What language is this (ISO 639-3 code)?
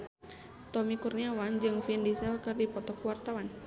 sun